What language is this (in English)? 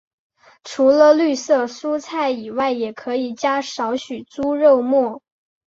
Chinese